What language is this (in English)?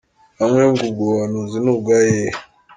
Kinyarwanda